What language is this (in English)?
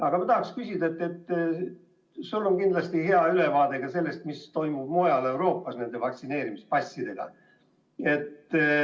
Estonian